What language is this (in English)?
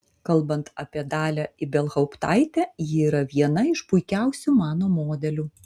Lithuanian